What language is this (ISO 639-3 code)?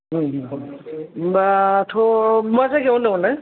brx